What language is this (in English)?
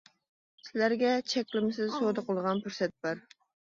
Uyghur